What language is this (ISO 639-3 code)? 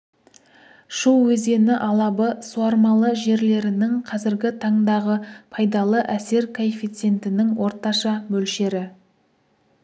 kaz